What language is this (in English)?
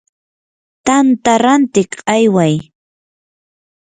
Yanahuanca Pasco Quechua